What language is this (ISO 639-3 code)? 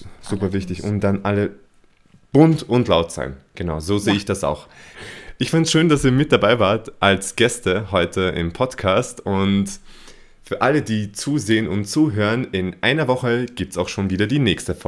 deu